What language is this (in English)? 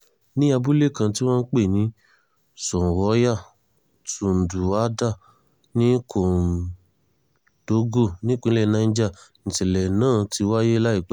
Yoruba